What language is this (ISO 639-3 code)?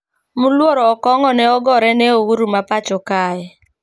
luo